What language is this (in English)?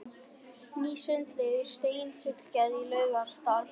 Icelandic